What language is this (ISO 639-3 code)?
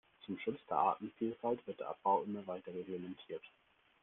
deu